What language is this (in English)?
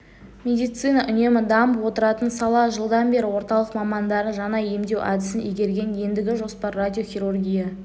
Kazakh